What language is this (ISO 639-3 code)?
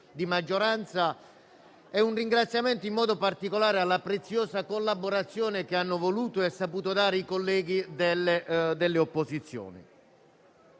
ita